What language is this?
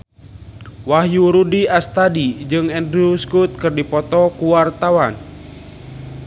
Sundanese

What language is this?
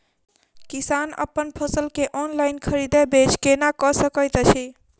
Maithili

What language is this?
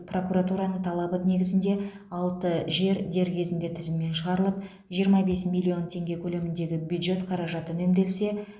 Kazakh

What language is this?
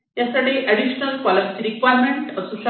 Marathi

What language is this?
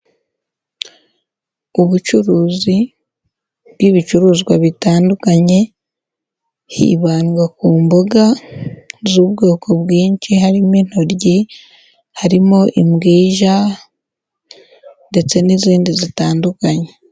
Kinyarwanda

